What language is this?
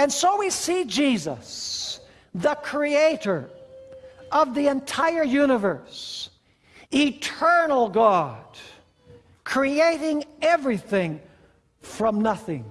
English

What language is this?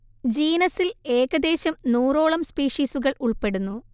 Malayalam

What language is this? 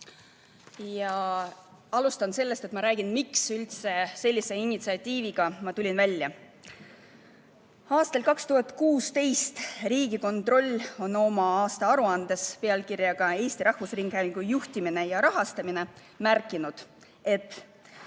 Estonian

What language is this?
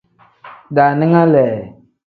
Tem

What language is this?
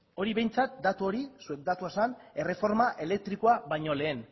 Basque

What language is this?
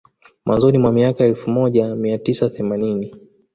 Swahili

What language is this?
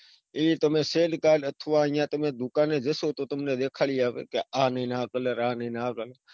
Gujarati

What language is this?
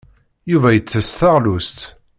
Kabyle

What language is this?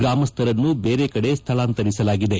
Kannada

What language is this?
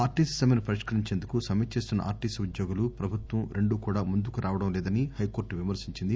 Telugu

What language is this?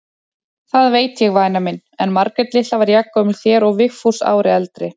Icelandic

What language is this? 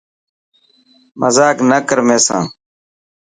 Dhatki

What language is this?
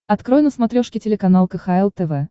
Russian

